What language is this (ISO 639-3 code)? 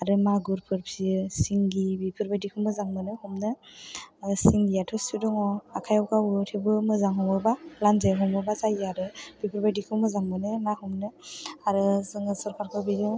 brx